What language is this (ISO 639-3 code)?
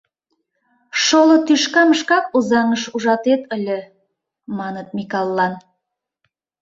chm